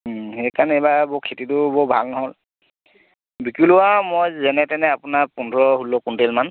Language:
Assamese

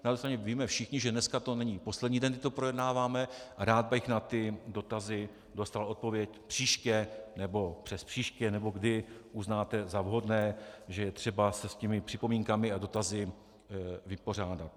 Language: Czech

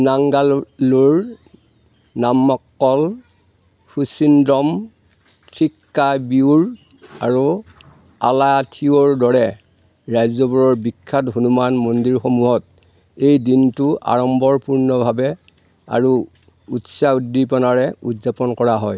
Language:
Assamese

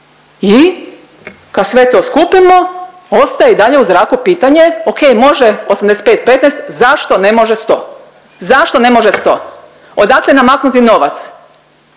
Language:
Croatian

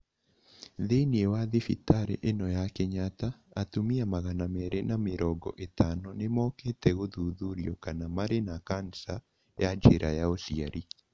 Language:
Kikuyu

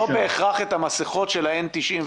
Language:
Hebrew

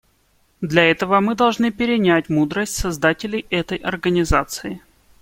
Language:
Russian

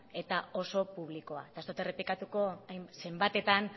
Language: Basque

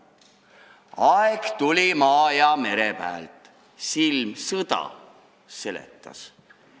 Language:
Estonian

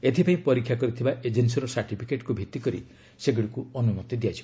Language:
Odia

